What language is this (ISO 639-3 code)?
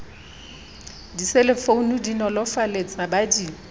sot